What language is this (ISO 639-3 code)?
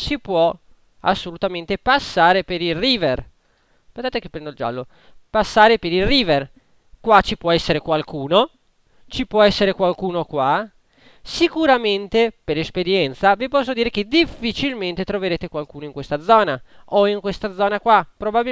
ita